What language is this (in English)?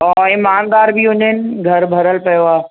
Sindhi